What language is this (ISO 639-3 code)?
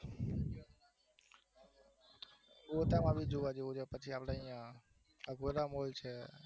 guj